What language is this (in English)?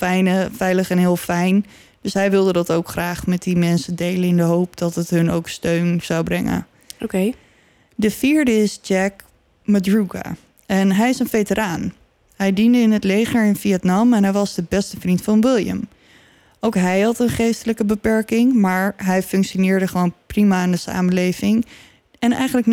Dutch